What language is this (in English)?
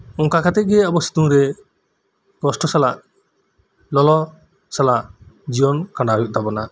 Santali